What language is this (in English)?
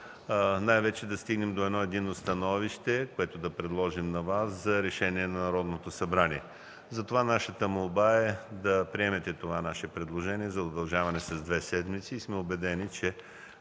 Bulgarian